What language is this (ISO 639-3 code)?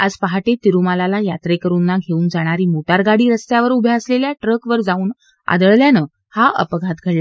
mar